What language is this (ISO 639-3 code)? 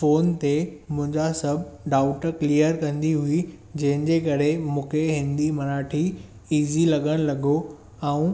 snd